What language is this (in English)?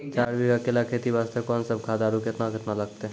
Maithili